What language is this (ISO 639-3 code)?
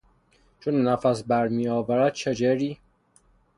fas